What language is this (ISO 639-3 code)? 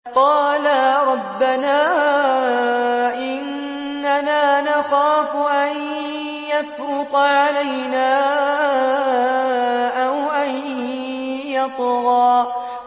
ara